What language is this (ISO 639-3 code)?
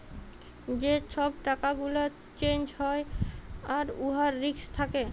ben